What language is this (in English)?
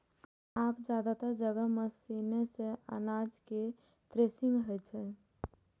Maithili